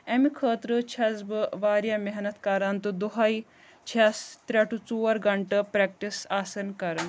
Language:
Kashmiri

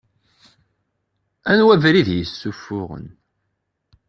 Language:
Kabyle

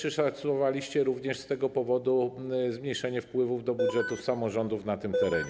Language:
Polish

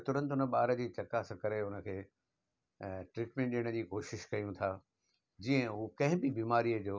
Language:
Sindhi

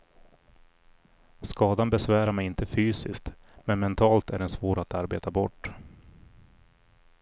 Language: Swedish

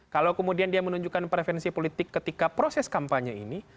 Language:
Indonesian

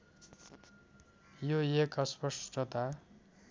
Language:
Nepali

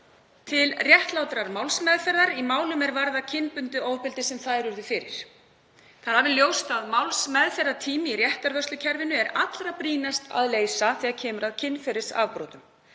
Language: Icelandic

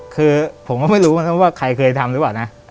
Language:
Thai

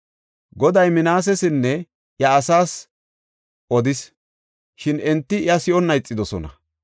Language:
Gofa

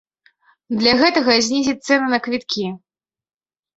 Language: Belarusian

